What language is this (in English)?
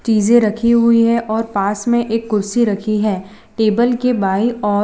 Hindi